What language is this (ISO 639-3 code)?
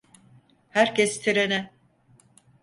tur